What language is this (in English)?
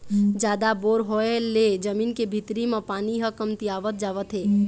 Chhattisgarhi